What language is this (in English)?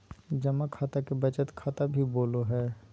Magahi